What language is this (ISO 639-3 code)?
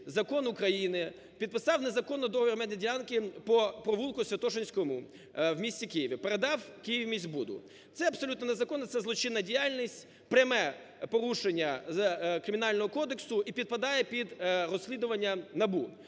ukr